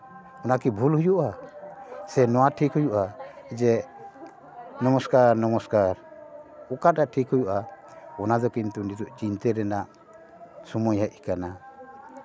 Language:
Santali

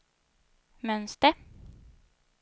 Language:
Swedish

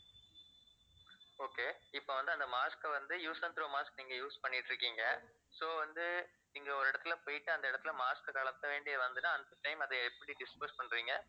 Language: Tamil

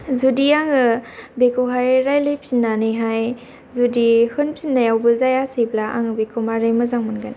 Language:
Bodo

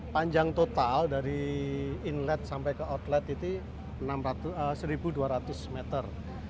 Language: Indonesian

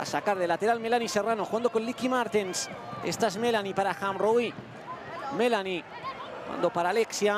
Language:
Spanish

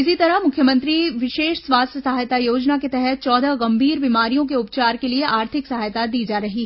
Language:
Hindi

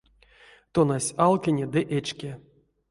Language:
Erzya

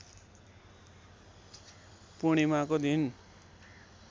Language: Nepali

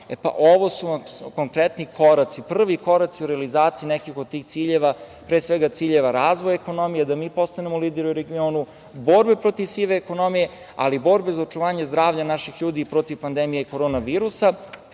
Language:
Serbian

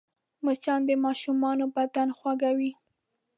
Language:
Pashto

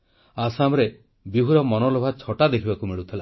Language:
Odia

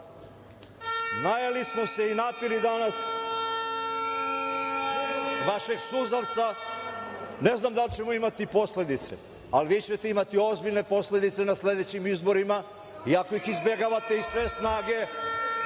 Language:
Serbian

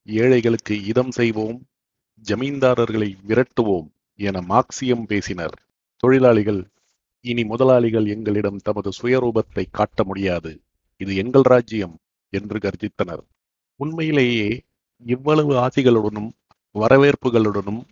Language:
Tamil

